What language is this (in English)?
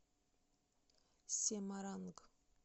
Russian